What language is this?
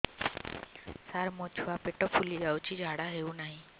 Odia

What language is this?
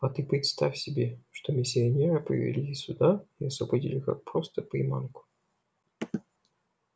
Russian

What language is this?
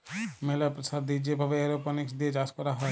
Bangla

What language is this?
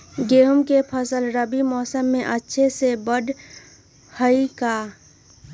Magahi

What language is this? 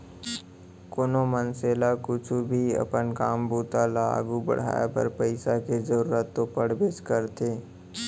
Chhattisgarhi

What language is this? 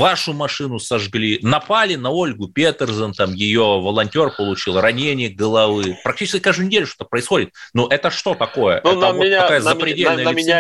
Russian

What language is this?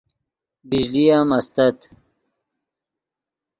Yidgha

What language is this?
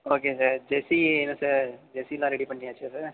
Tamil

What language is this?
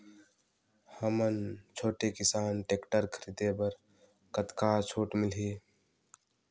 Chhattisgarhi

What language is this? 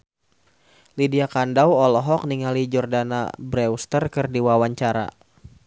Sundanese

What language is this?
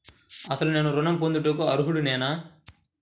Telugu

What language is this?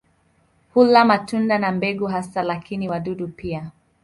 Swahili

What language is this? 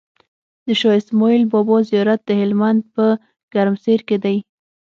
Pashto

